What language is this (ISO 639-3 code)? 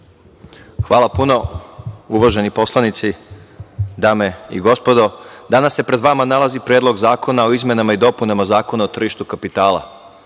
srp